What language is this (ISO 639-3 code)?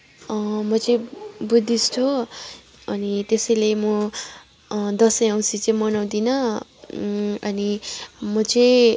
nep